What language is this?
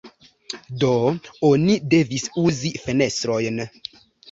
Esperanto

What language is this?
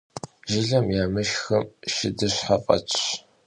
Kabardian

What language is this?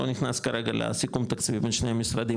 Hebrew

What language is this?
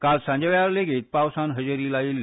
Konkani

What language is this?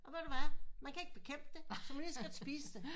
Danish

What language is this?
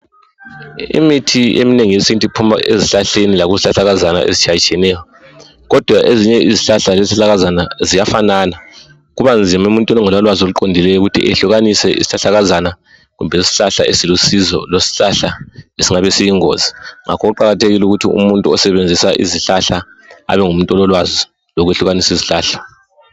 North Ndebele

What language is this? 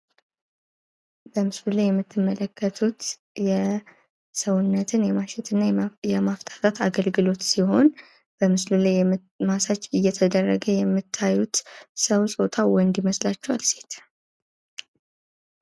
Amharic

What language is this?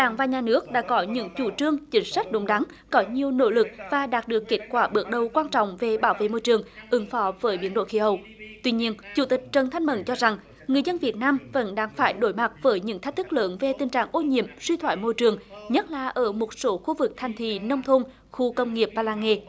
Vietnamese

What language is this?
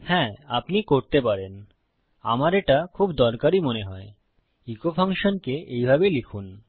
Bangla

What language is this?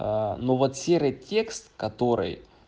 Russian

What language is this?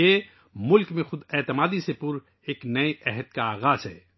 Urdu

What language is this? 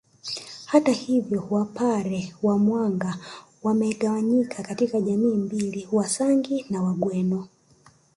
Swahili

